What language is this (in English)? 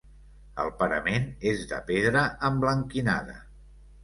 Catalan